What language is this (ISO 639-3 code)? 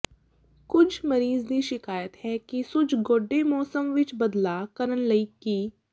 pan